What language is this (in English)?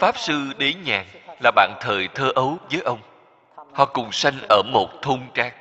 Vietnamese